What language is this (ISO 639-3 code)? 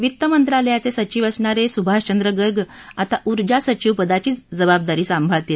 mar